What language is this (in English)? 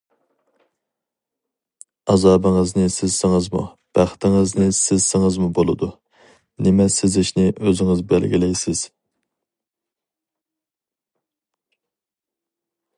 Uyghur